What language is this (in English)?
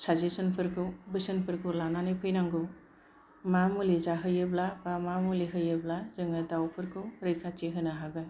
Bodo